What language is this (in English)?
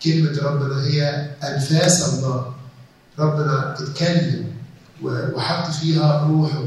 Arabic